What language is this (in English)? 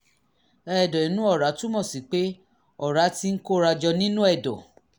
Yoruba